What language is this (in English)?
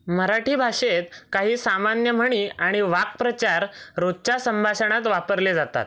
Marathi